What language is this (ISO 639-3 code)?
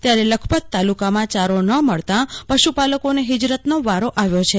guj